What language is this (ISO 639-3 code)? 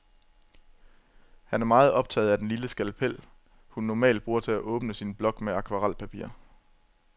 dan